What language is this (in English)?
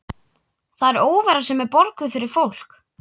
Icelandic